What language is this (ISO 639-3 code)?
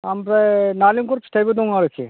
brx